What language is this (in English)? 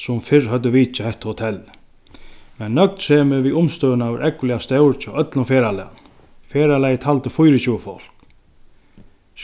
Faroese